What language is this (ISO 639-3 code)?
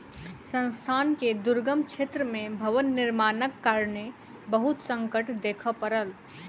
mai